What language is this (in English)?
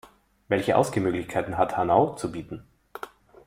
German